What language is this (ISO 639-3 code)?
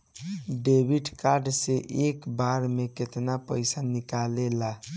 bho